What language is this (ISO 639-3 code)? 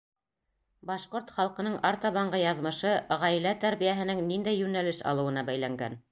bak